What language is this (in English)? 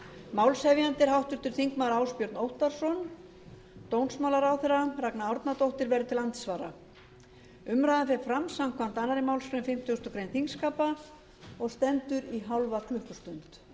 Icelandic